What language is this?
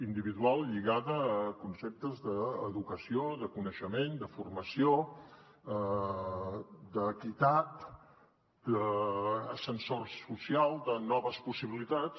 Catalan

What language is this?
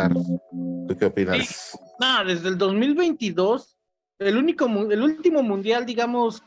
Spanish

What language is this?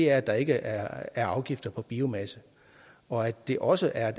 Danish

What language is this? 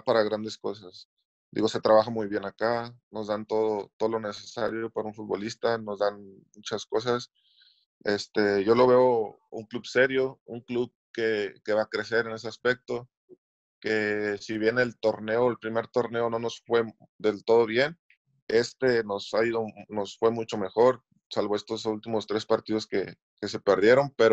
Spanish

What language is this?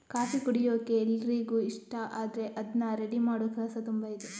Kannada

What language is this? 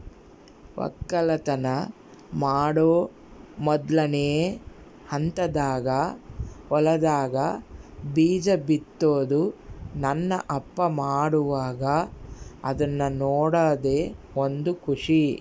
Kannada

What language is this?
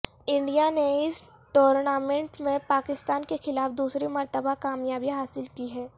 Urdu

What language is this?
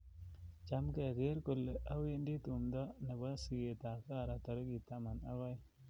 Kalenjin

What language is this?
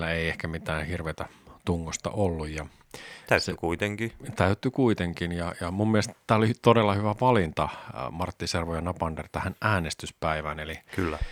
Finnish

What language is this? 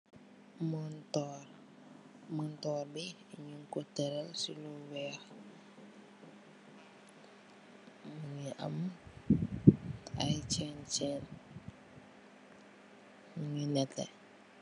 Wolof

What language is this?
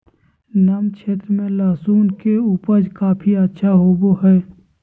Magahi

